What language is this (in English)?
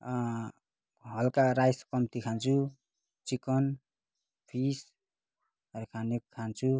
Nepali